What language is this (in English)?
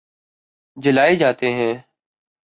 Urdu